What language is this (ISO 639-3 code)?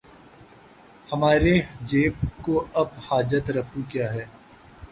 urd